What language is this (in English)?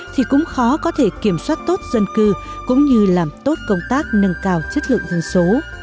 Vietnamese